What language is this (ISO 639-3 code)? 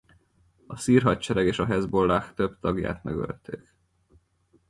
hun